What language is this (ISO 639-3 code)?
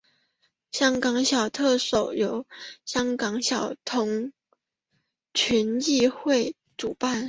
zho